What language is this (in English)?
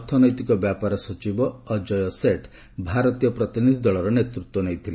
Odia